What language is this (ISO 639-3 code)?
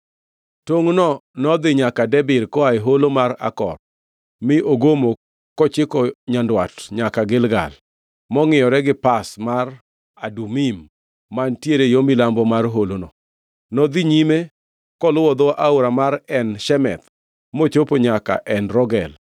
luo